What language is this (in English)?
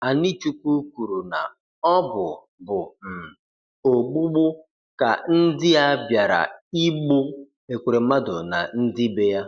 Igbo